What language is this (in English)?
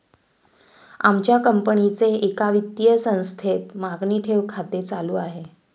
Marathi